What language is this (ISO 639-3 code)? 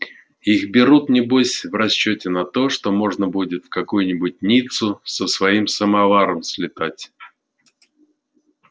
rus